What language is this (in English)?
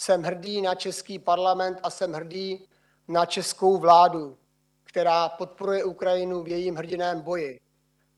Czech